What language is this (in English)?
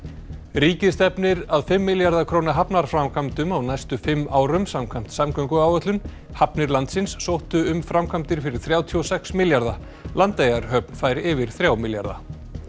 Icelandic